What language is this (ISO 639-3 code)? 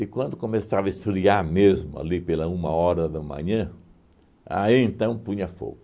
por